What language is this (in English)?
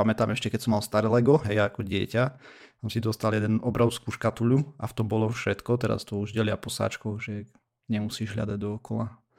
Slovak